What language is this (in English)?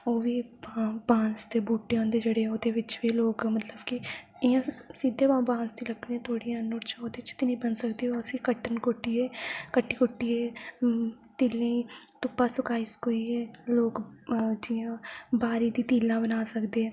Dogri